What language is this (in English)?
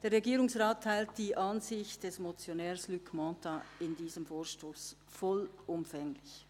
Swiss German